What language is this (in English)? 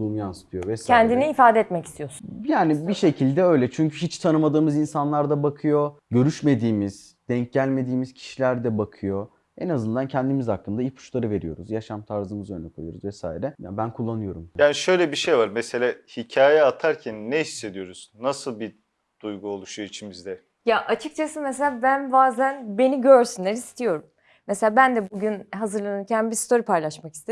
Turkish